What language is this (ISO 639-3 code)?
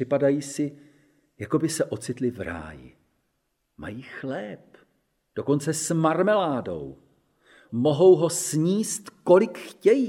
ces